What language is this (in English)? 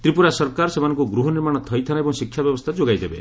Odia